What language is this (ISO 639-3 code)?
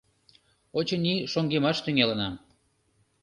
chm